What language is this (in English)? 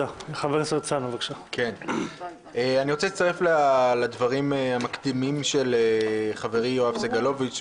Hebrew